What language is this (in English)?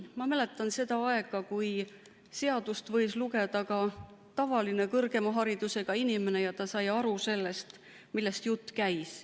Estonian